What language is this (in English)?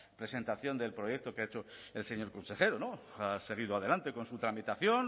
Spanish